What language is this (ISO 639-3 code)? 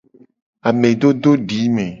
gej